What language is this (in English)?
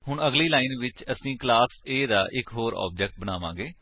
Punjabi